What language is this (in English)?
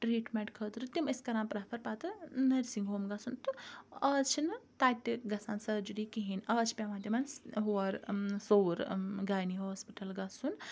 Kashmiri